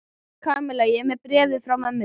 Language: Icelandic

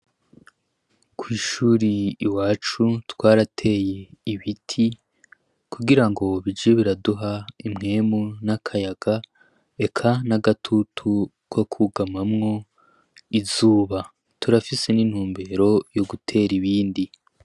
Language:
Rundi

